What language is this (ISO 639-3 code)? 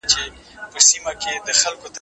pus